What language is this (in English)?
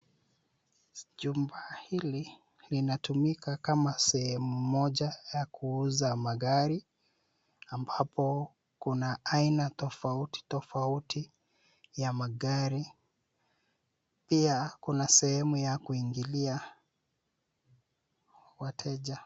Swahili